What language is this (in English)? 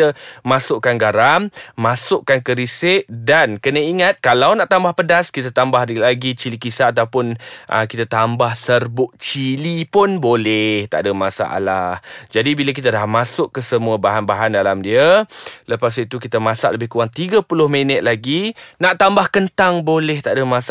Malay